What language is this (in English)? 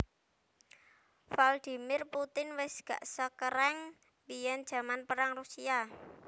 Javanese